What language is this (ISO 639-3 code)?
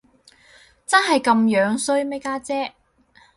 yue